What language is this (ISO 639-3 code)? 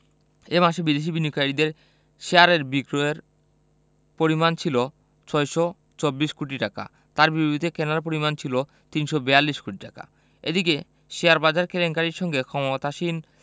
ben